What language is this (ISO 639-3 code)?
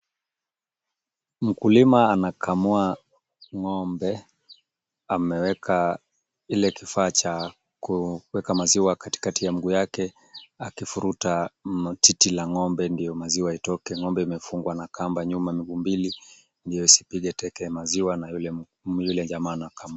swa